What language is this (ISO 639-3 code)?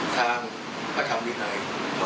tha